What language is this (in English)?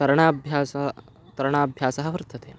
Sanskrit